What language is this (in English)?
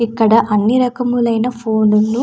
Telugu